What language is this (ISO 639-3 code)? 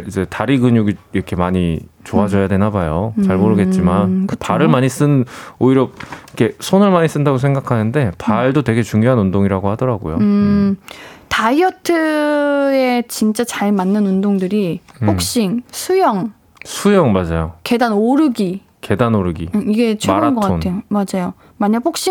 kor